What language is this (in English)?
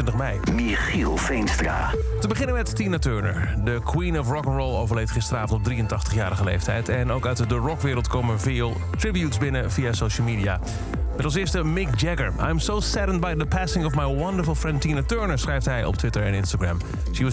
Dutch